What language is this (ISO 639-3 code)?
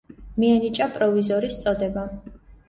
kat